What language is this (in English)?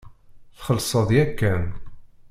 Kabyle